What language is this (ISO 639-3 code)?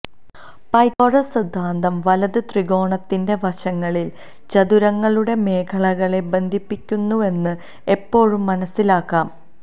mal